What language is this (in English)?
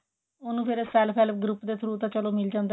Punjabi